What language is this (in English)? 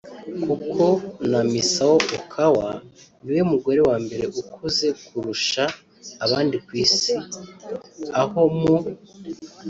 Kinyarwanda